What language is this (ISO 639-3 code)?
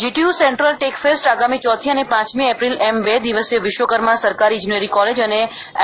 guj